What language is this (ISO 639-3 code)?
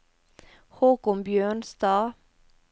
nor